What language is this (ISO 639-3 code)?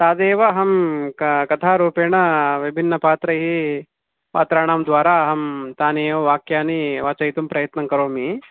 san